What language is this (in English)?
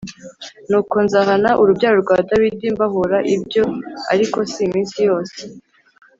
Kinyarwanda